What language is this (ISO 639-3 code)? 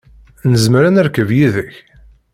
kab